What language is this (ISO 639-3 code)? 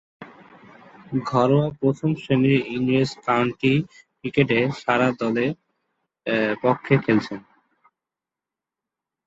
ben